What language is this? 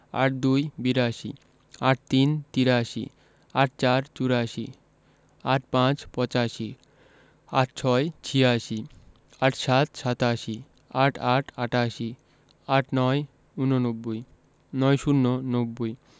Bangla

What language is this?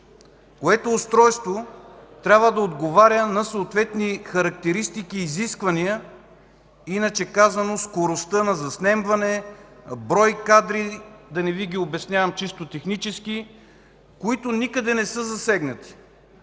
Bulgarian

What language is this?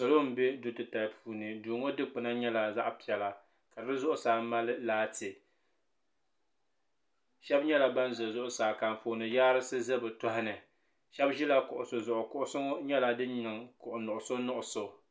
Dagbani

